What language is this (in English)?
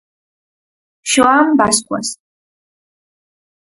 Galician